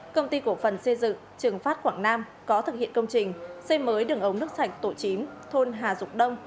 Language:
Vietnamese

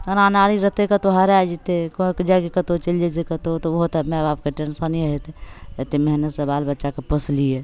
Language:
Maithili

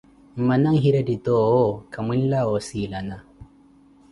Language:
Koti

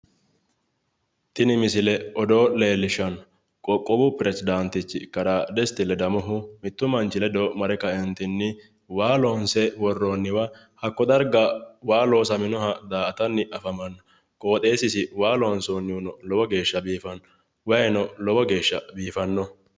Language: Sidamo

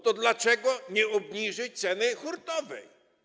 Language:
Polish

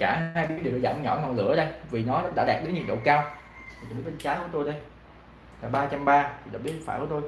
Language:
Vietnamese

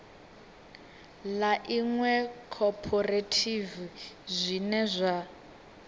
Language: Venda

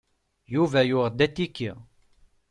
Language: Kabyle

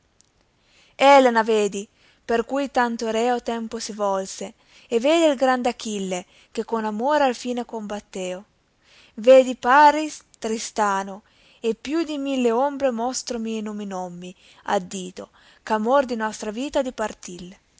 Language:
Italian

